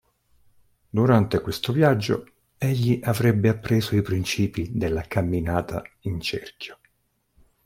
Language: Italian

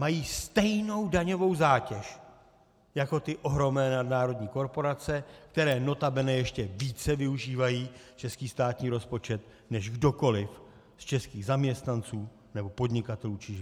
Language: Czech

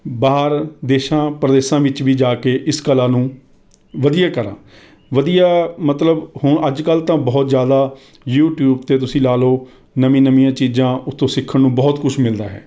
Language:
Punjabi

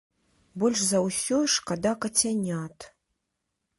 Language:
Belarusian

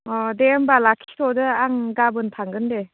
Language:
Bodo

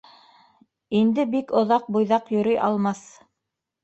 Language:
Bashkir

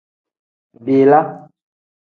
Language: Tem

